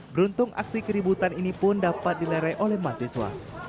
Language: Indonesian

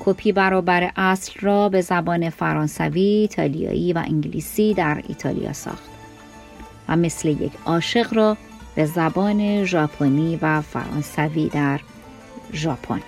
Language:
Persian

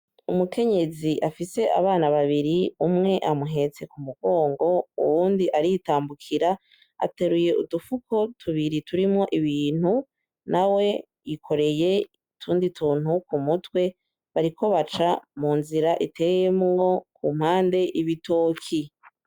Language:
Rundi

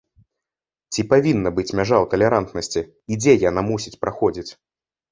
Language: Belarusian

